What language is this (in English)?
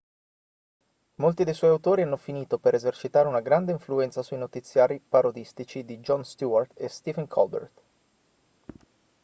Italian